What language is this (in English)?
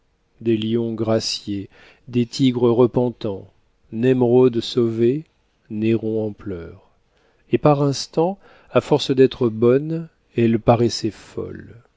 French